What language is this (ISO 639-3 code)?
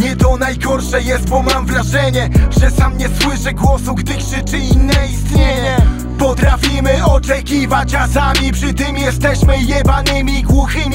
pol